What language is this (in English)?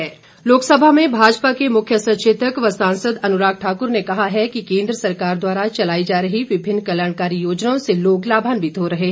Hindi